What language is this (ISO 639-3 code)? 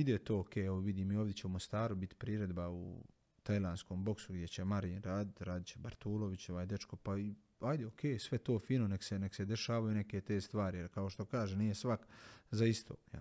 hrv